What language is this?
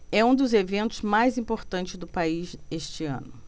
Portuguese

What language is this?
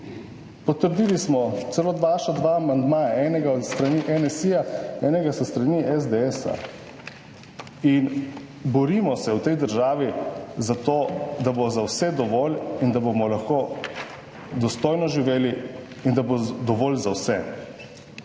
Slovenian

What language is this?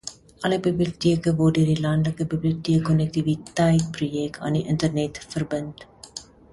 Afrikaans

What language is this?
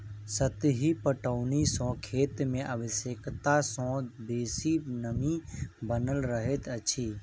Maithili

